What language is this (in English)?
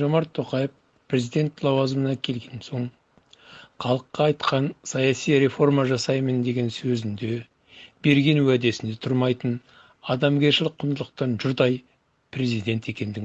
Kazakh